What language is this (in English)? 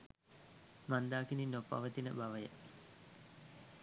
Sinhala